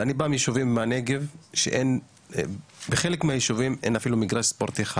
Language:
Hebrew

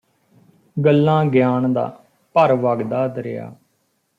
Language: Punjabi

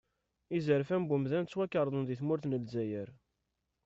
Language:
Kabyle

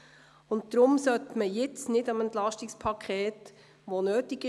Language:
Swiss German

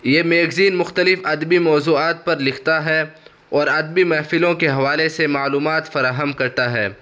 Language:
Urdu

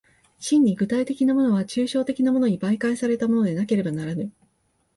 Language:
Japanese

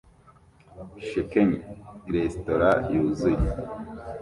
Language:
Kinyarwanda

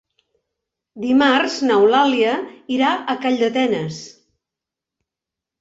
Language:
Catalan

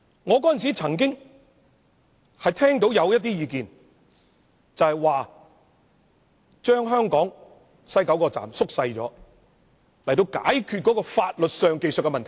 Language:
Cantonese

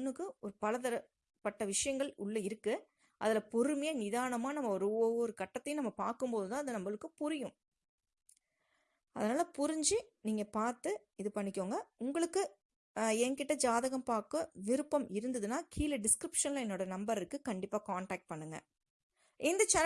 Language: Tamil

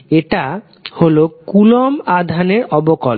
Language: Bangla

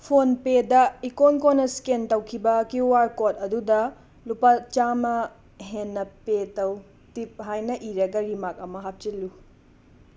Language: Manipuri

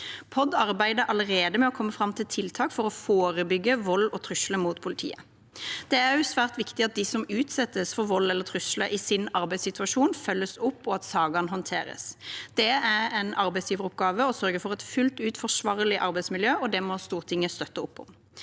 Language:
Norwegian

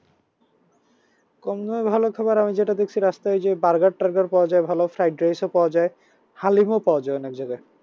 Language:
Bangla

